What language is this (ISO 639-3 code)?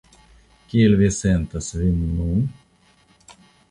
epo